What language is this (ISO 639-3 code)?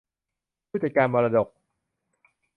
tha